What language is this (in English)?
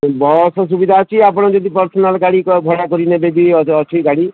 Odia